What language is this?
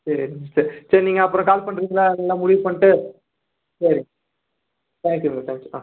Tamil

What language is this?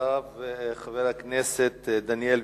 Hebrew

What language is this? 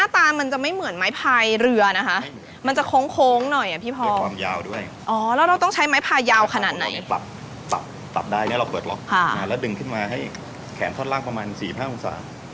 Thai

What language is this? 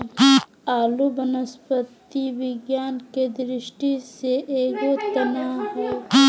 Magahi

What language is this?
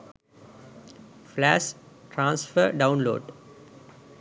Sinhala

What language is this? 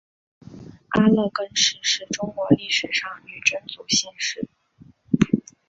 Chinese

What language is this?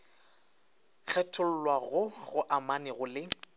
Northern Sotho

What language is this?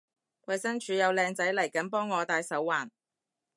Cantonese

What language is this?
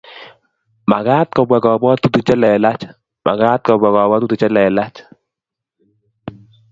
Kalenjin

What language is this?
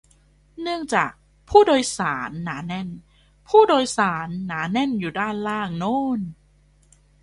Thai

